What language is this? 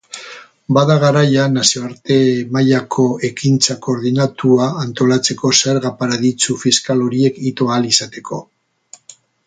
Basque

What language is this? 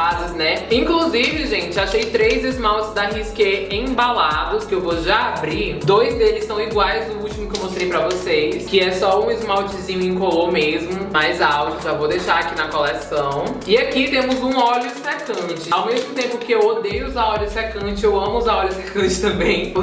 Portuguese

